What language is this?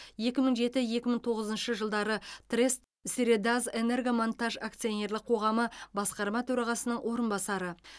Kazakh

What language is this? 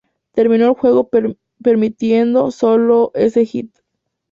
Spanish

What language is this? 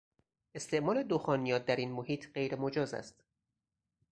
Persian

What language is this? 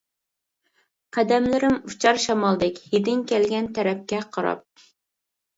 Uyghur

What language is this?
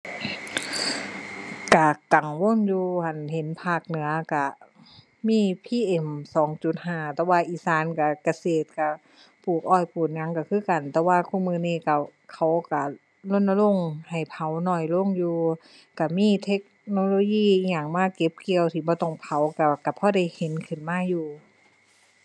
Thai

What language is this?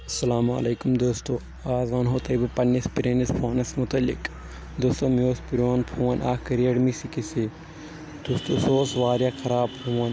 Kashmiri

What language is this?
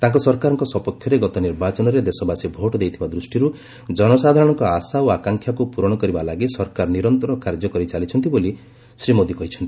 Odia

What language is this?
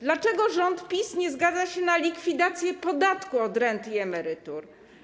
Polish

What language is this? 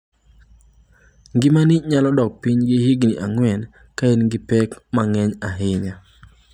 Luo (Kenya and Tanzania)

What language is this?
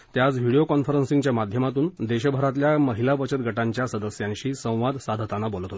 Marathi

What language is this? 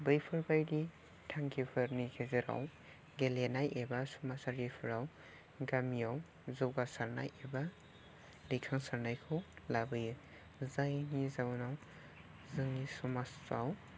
Bodo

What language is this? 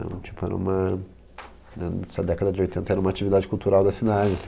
Portuguese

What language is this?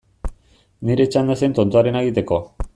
Basque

